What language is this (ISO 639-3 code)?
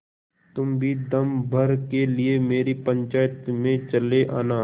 hin